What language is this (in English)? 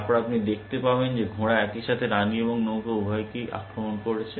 Bangla